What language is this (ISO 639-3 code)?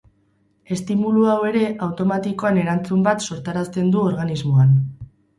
eus